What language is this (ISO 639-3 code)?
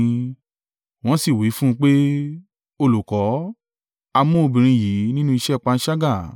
yor